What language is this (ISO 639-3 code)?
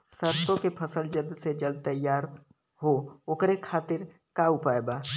bho